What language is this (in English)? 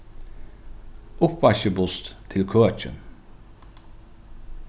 Faroese